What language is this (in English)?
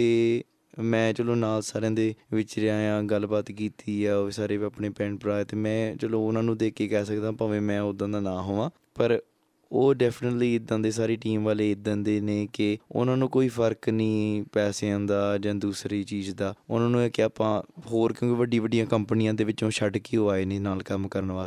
Punjabi